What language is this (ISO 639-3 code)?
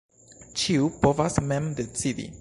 epo